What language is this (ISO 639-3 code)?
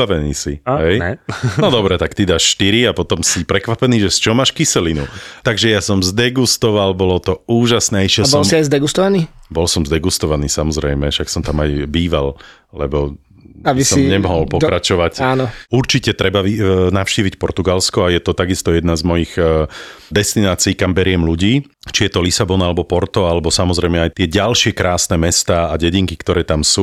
slk